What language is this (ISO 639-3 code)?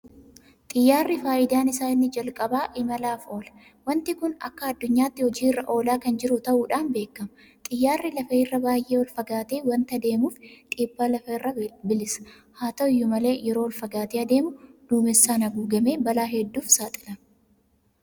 orm